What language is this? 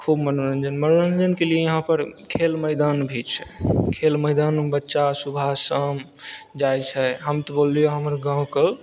Maithili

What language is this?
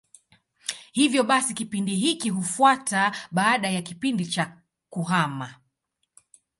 Swahili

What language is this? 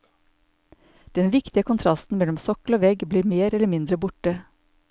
Norwegian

